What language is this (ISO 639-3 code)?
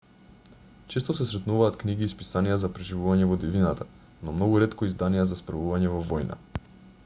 mkd